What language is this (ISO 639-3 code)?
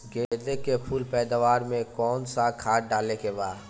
bho